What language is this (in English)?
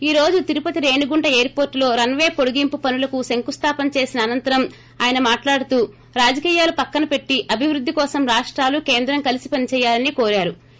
Telugu